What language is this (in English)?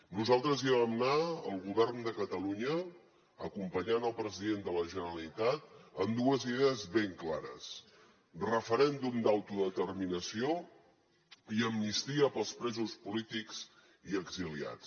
Catalan